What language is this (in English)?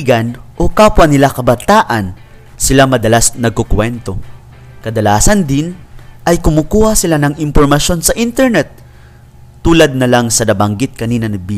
Filipino